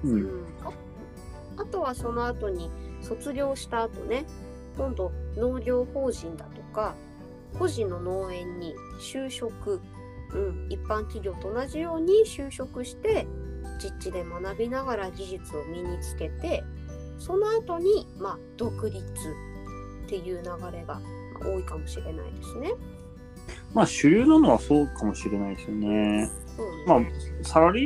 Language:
Japanese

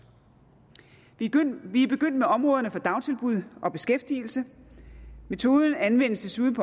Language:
Danish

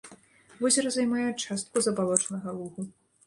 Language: Belarusian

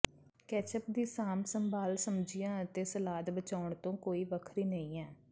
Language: Punjabi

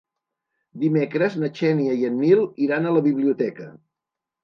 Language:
Catalan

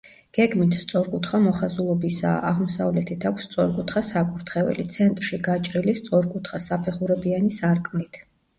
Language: Georgian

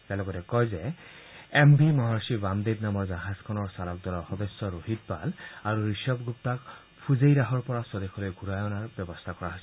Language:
Assamese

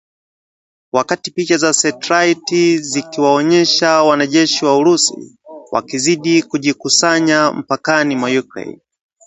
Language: Swahili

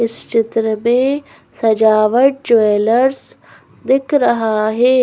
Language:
Hindi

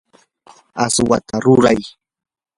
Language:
Yanahuanca Pasco Quechua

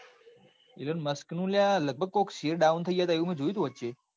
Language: Gujarati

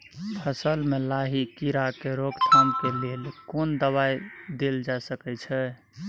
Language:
Maithili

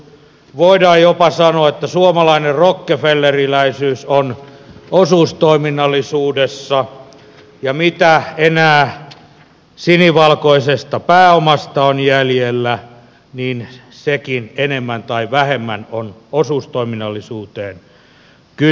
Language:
Finnish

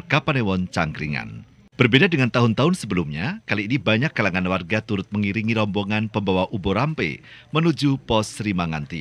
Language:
Indonesian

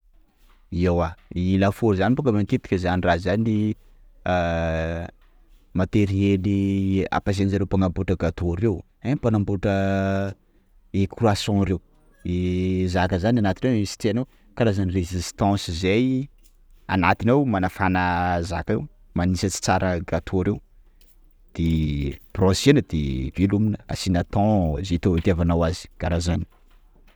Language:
Sakalava Malagasy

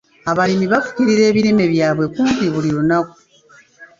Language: Ganda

